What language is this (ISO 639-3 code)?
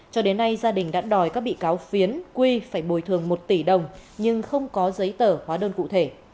vie